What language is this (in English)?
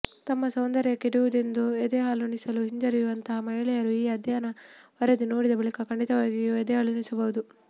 Kannada